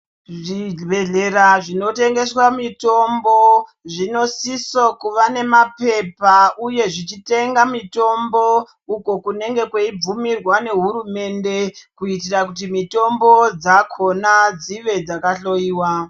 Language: Ndau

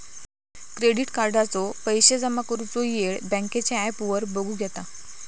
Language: Marathi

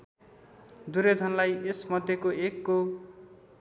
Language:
Nepali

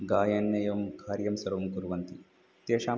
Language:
Sanskrit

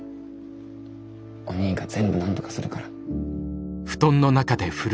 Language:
Japanese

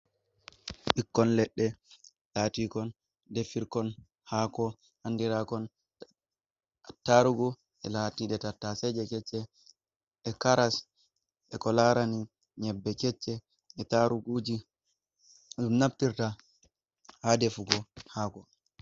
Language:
Fula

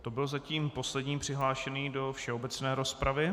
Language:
Czech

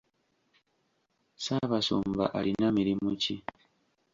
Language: Ganda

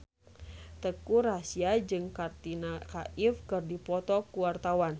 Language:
Sundanese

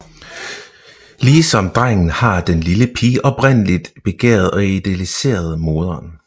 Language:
Danish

